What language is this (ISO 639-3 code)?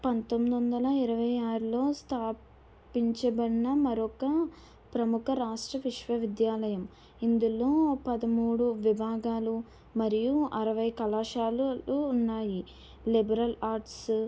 tel